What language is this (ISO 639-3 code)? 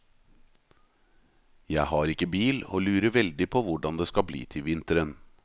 nor